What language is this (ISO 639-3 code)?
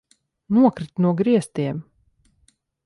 lav